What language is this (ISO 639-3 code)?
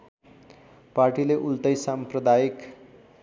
nep